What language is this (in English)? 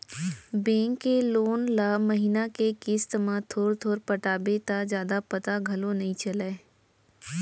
Chhattisgarhi